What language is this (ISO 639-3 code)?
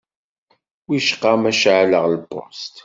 kab